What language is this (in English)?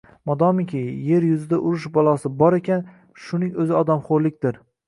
Uzbek